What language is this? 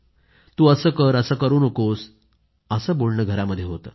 Marathi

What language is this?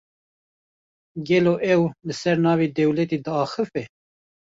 Kurdish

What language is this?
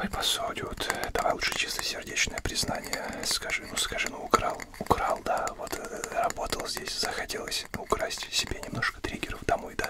Russian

